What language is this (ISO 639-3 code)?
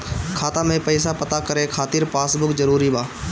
bho